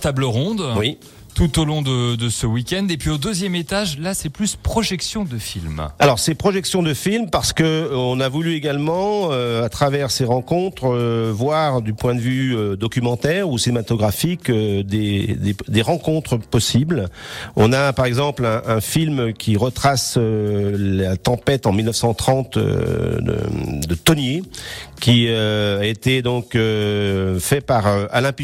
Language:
French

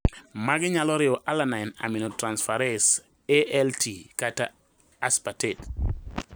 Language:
Luo (Kenya and Tanzania)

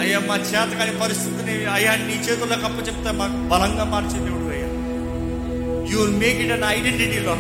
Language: Telugu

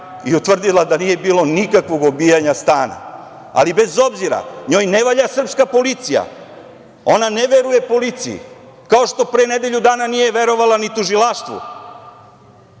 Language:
Serbian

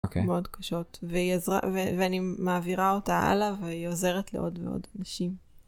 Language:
Hebrew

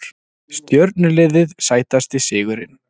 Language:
Icelandic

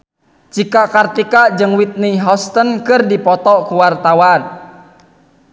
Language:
Sundanese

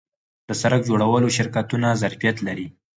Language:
Pashto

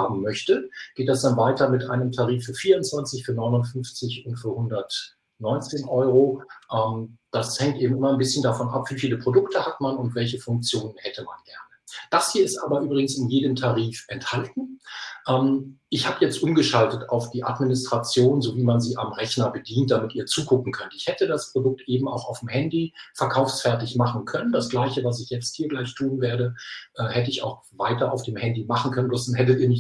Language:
German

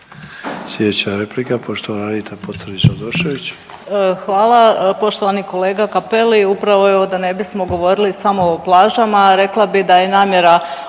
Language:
Croatian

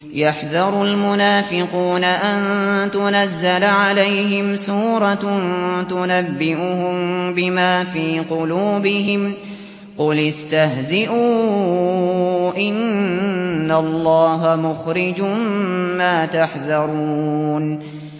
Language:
Arabic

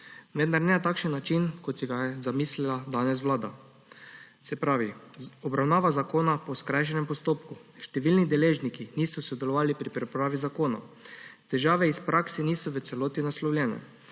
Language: Slovenian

